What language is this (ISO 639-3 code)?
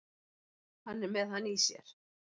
isl